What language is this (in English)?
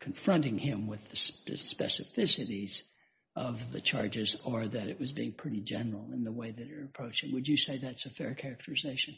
English